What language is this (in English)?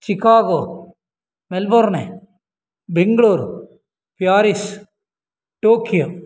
Sanskrit